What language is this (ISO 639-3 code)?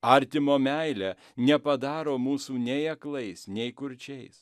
lit